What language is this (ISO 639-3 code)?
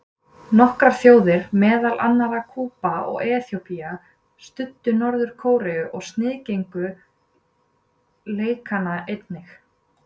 isl